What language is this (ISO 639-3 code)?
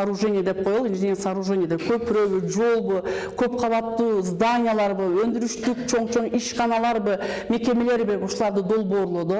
tur